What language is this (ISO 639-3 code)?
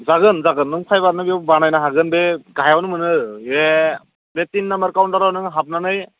brx